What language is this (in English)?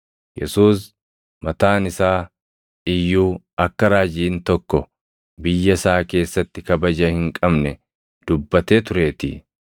Oromo